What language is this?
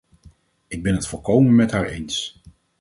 Dutch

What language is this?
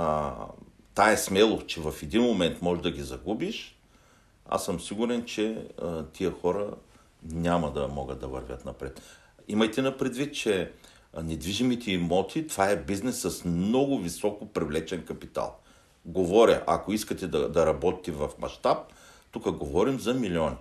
Bulgarian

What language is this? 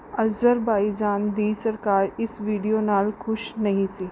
Punjabi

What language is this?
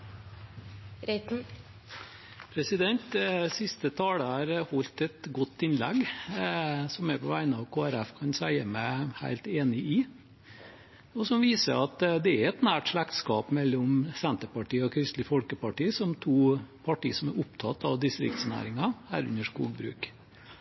Norwegian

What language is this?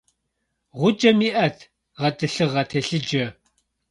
Kabardian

